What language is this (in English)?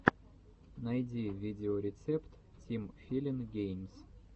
Russian